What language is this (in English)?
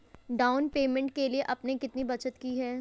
Hindi